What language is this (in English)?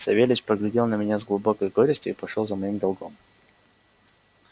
Russian